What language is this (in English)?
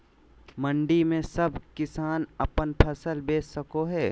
Magahi